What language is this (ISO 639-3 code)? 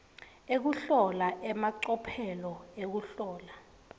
ssw